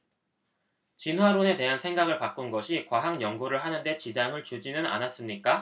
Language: Korean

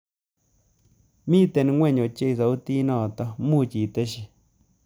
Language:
Kalenjin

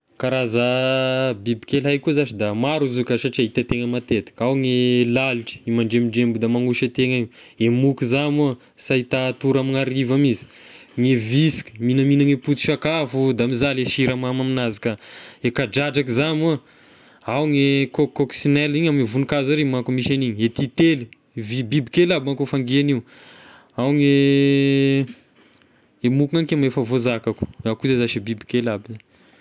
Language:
Tesaka Malagasy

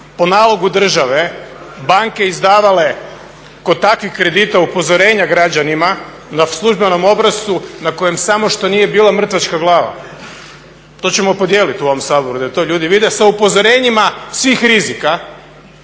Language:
Croatian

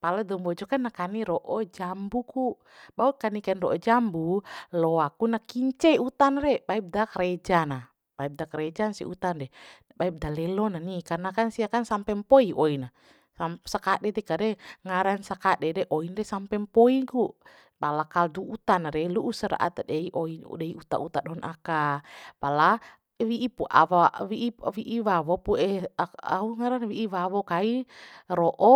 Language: Bima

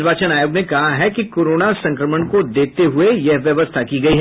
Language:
Hindi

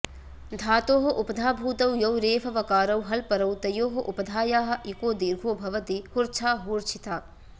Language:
Sanskrit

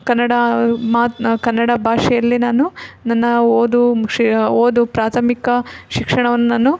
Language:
Kannada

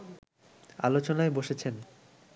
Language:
Bangla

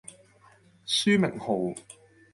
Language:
Cantonese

